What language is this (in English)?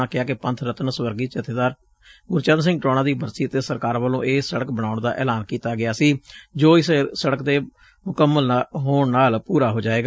Punjabi